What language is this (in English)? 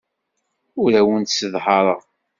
Kabyle